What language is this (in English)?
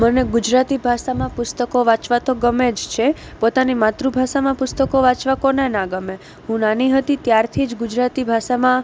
Gujarati